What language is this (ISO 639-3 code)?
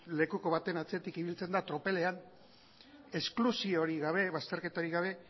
eus